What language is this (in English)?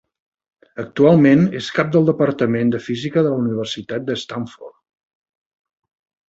Catalan